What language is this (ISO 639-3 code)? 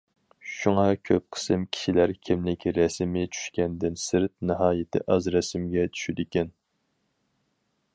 uig